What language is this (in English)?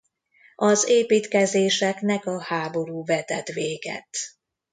Hungarian